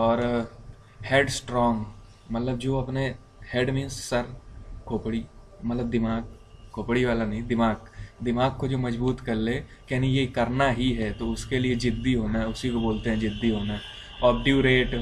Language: Hindi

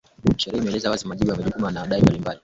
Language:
Swahili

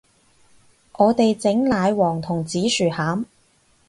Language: Cantonese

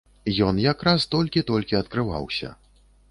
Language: Belarusian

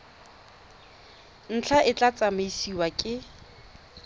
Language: Tswana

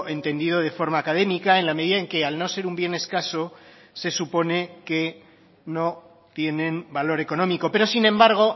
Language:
Spanish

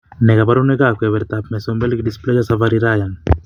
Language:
Kalenjin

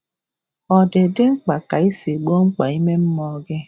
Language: Igbo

